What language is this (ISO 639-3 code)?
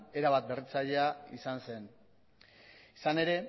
eus